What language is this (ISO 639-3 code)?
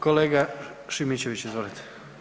hrv